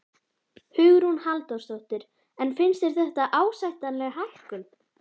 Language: Icelandic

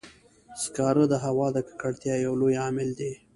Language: Pashto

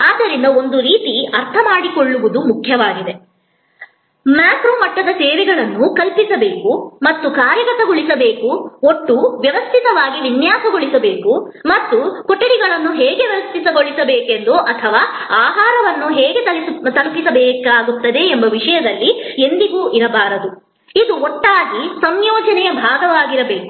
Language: Kannada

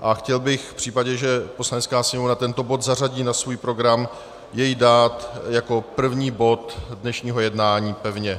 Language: Czech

